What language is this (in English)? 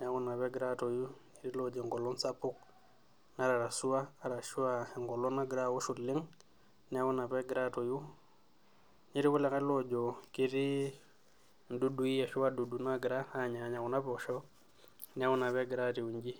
Masai